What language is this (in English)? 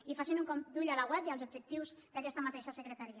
Catalan